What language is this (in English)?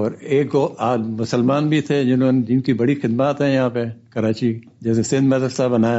Urdu